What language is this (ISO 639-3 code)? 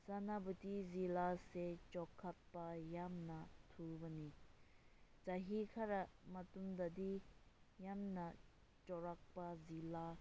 mni